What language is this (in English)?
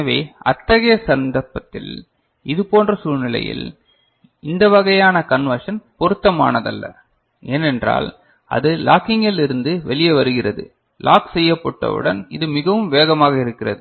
Tamil